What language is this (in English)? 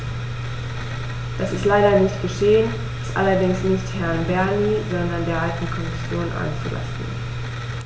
German